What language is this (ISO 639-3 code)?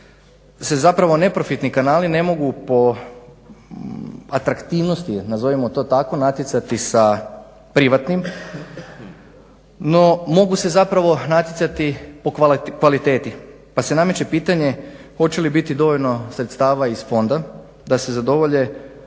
hrv